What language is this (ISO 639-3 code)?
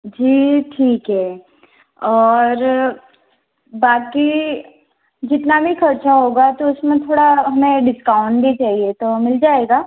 hin